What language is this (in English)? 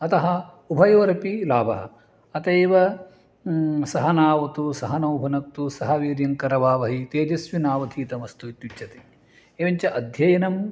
Sanskrit